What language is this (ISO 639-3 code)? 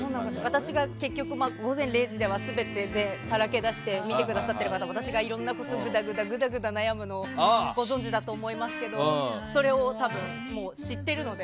jpn